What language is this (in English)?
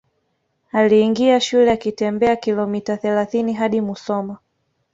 Swahili